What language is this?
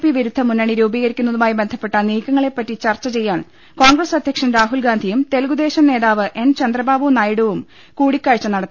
Malayalam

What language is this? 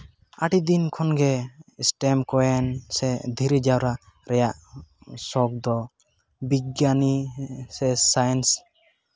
Santali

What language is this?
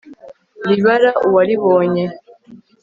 Kinyarwanda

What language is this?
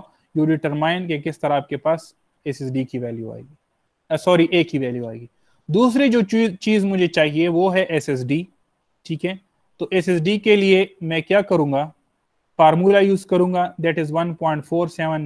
Hindi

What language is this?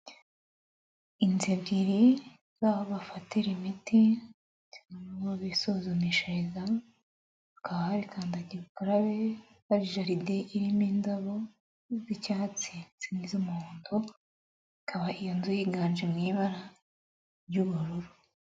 Kinyarwanda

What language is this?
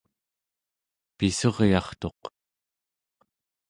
Central Yupik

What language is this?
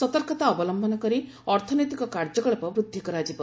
Odia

